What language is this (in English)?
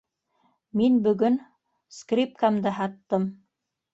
Bashkir